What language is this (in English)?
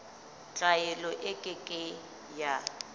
Southern Sotho